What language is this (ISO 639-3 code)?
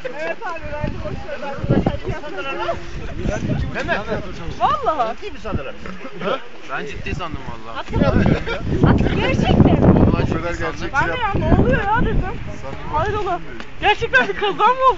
tur